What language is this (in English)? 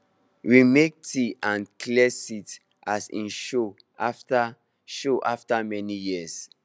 Nigerian Pidgin